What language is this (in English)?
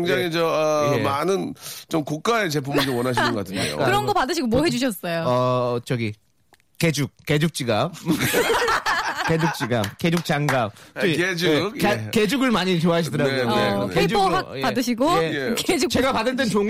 Korean